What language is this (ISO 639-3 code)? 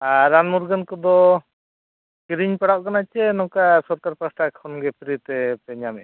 sat